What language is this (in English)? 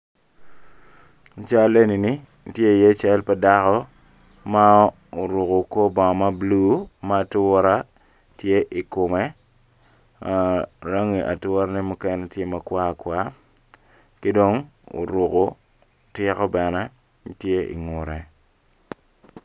Acoli